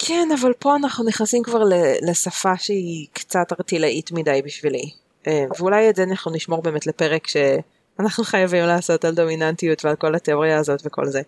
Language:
Hebrew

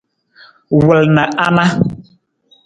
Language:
Nawdm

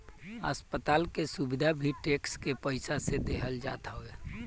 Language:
Bhojpuri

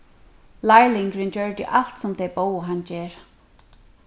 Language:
Faroese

